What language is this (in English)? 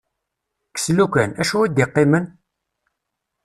Kabyle